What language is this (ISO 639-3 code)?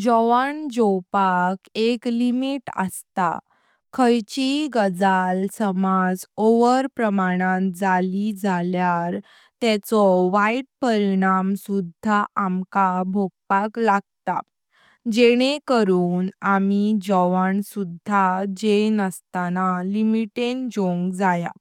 kok